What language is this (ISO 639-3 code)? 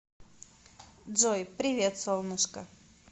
rus